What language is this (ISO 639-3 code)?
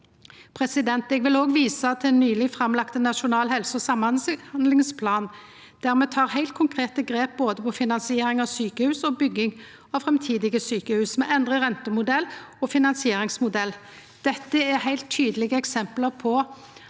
nor